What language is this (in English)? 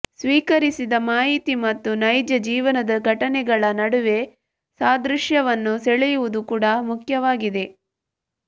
Kannada